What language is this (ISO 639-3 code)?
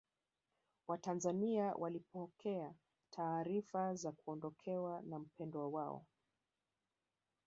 swa